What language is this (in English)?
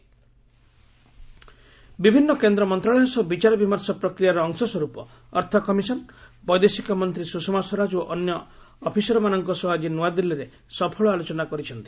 Odia